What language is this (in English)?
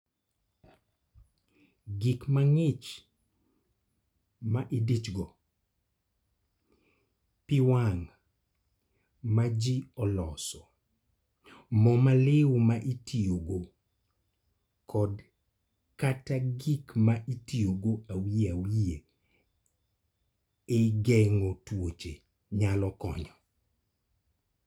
Luo (Kenya and Tanzania)